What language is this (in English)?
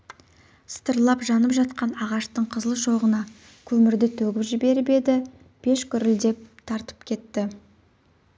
Kazakh